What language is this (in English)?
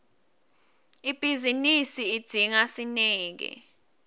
Swati